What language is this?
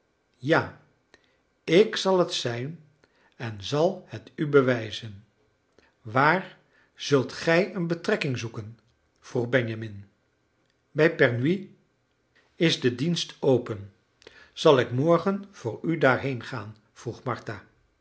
Dutch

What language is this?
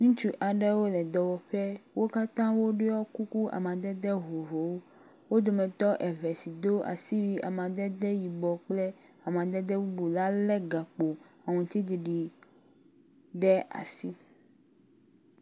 Ewe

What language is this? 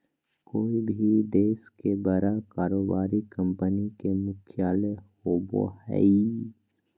Magahi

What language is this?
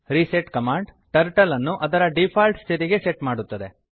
Kannada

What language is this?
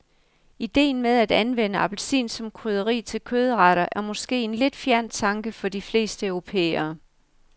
Danish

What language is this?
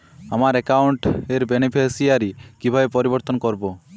Bangla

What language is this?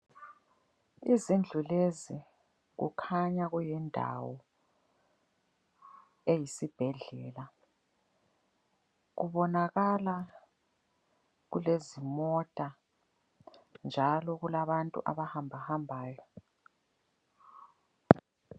North Ndebele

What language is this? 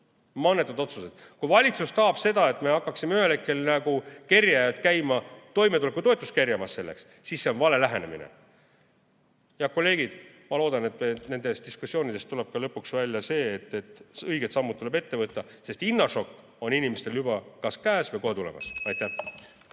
Estonian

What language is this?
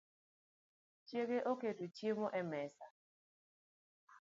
Luo (Kenya and Tanzania)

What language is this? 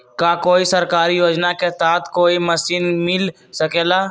Magahi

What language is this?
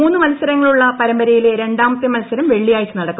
Malayalam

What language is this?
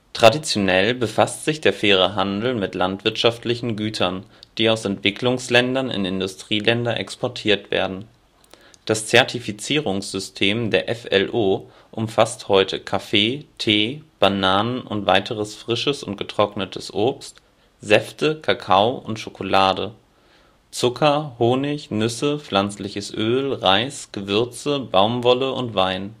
German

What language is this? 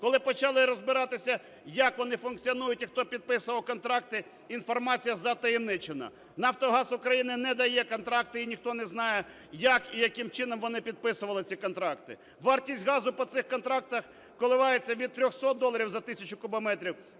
Ukrainian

